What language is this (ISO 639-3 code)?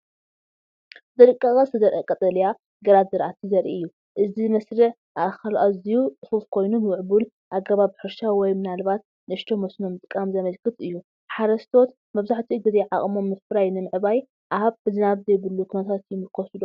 tir